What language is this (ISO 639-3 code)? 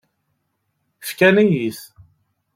kab